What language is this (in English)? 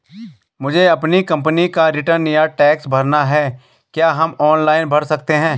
Hindi